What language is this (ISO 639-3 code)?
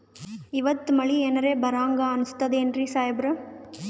kan